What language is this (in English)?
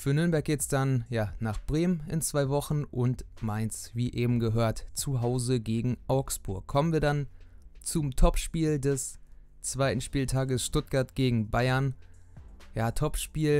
German